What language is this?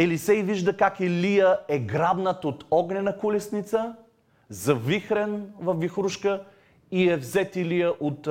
Bulgarian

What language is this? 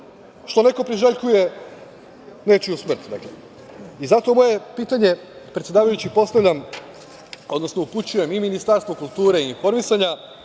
Serbian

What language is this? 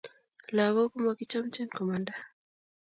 Kalenjin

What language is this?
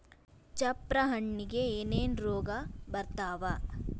Kannada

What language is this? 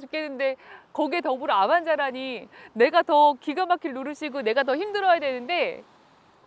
Korean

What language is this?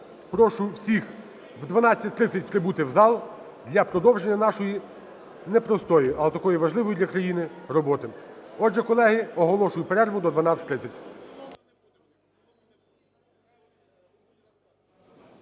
Ukrainian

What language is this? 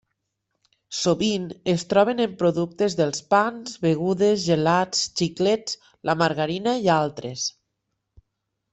Catalan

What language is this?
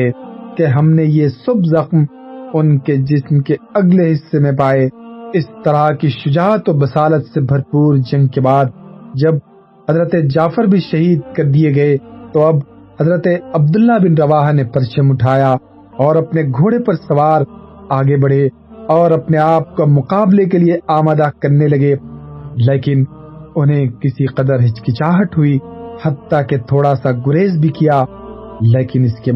Urdu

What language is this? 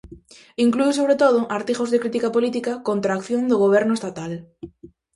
Galician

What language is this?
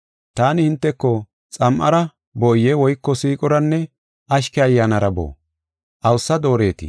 Gofa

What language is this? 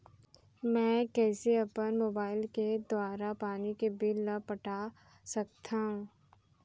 Chhattisgarhi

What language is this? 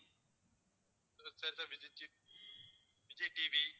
Tamil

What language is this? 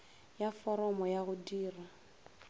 Northern Sotho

